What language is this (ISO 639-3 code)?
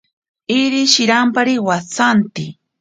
prq